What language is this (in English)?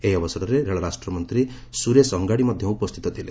Odia